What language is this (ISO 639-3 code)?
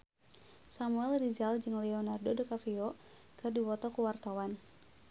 sun